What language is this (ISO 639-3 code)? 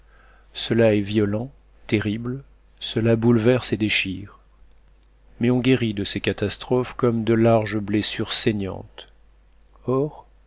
fra